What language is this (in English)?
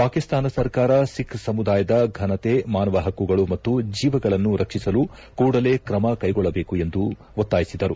Kannada